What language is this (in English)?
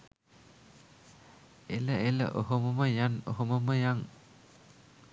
Sinhala